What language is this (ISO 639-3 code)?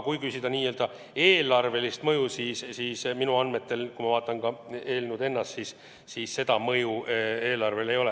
est